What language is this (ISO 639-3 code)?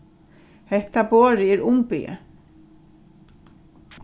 fao